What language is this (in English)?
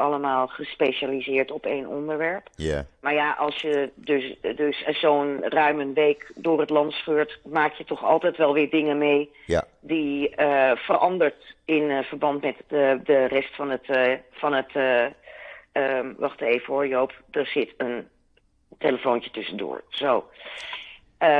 Dutch